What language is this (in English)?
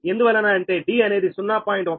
Telugu